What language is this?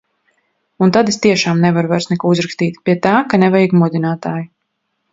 Latvian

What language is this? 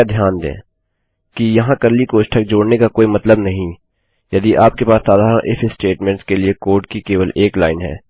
Hindi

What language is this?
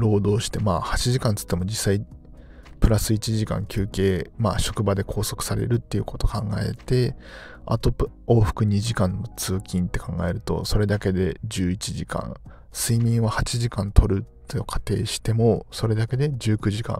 Japanese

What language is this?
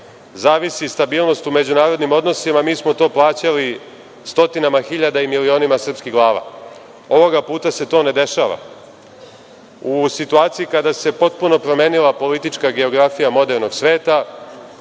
Serbian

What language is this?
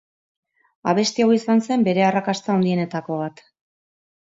Basque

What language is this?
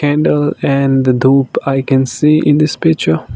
English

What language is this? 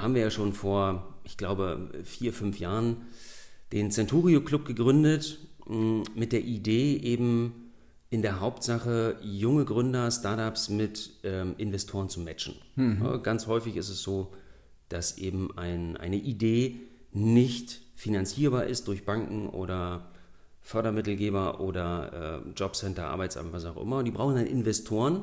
German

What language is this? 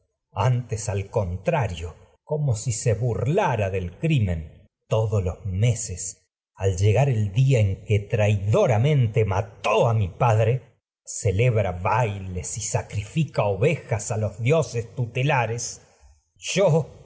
Spanish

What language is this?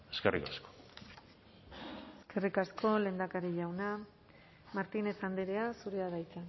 Basque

